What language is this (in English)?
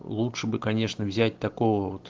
Russian